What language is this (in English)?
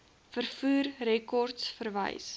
Afrikaans